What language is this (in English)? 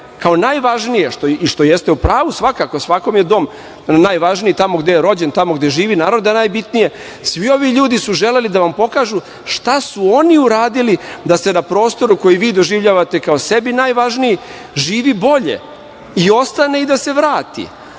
Serbian